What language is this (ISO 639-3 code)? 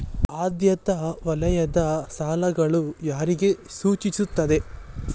kan